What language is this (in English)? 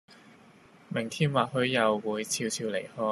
Cantonese